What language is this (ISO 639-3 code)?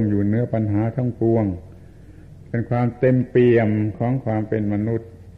tha